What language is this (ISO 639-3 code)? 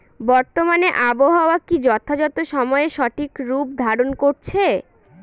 ben